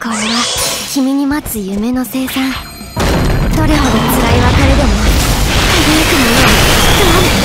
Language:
Japanese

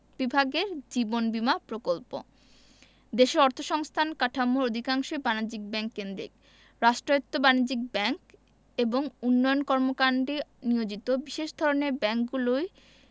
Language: Bangla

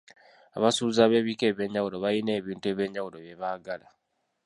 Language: Ganda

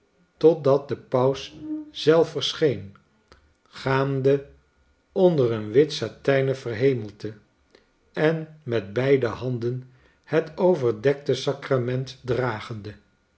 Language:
Dutch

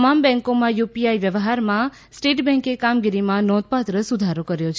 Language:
Gujarati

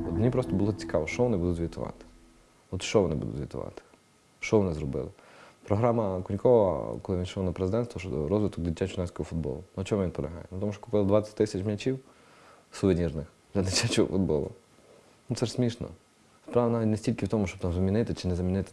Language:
Ukrainian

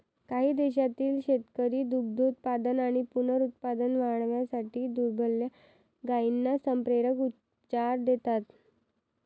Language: Marathi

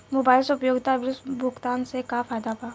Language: Bhojpuri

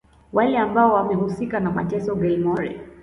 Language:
Swahili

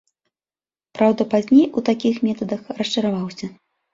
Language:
Belarusian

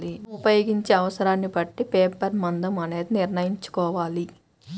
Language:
Telugu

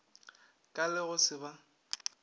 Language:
Northern Sotho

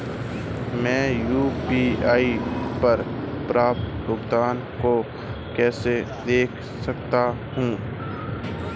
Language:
Hindi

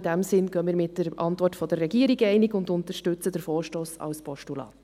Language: Swiss German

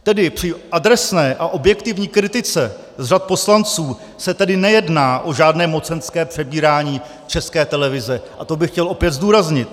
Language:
Czech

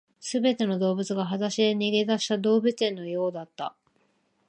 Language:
Japanese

